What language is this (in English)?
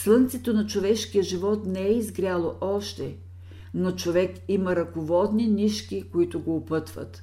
Bulgarian